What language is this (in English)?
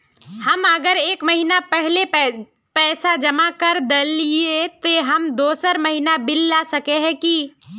Magahi